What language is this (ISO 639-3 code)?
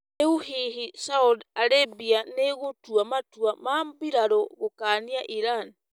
kik